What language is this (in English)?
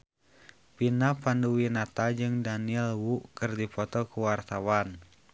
Sundanese